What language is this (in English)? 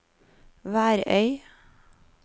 Norwegian